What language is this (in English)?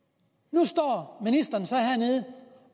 Danish